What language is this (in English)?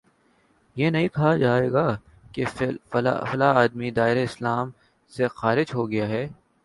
Urdu